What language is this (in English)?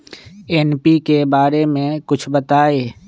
Magahi